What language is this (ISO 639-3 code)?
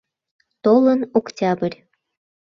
chm